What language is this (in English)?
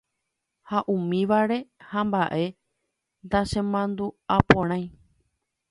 Guarani